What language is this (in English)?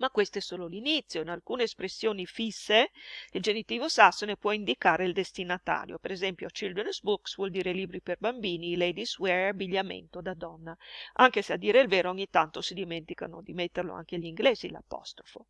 Italian